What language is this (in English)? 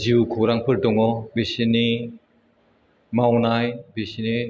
Bodo